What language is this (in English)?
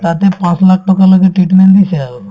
Assamese